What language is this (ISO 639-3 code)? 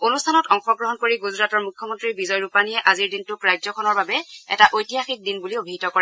asm